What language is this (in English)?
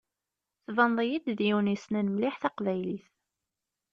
Kabyle